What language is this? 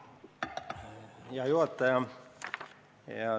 Estonian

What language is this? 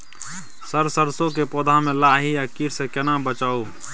Maithili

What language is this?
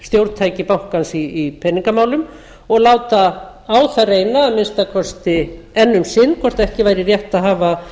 Icelandic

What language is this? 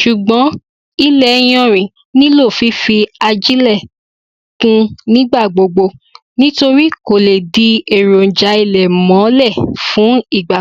Yoruba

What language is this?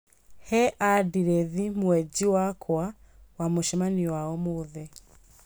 Kikuyu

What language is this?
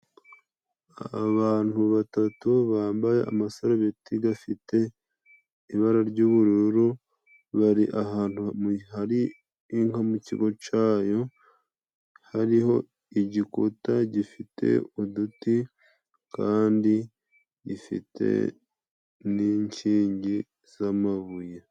Kinyarwanda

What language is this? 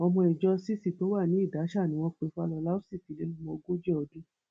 Yoruba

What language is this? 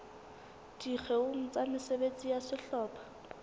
Southern Sotho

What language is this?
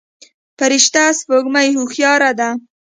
Pashto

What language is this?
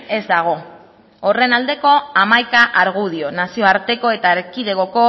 Basque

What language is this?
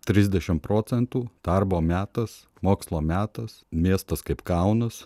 Lithuanian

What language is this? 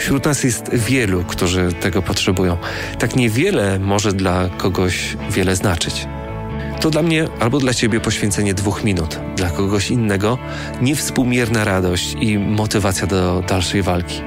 Polish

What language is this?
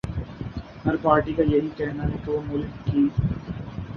Urdu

